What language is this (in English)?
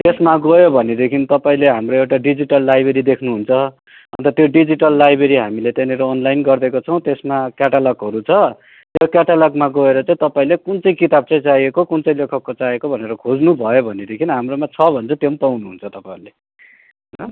Nepali